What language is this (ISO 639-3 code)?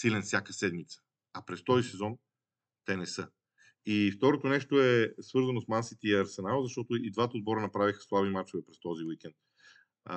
bul